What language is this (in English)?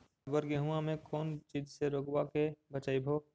Magahi